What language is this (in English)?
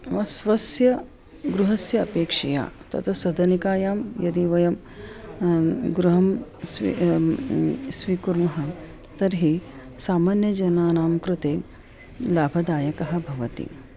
Sanskrit